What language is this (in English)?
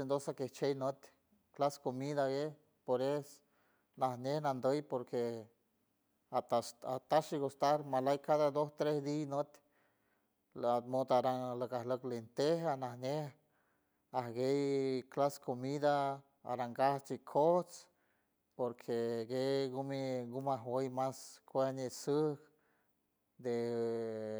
San Francisco Del Mar Huave